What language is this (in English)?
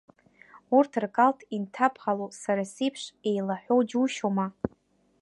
Abkhazian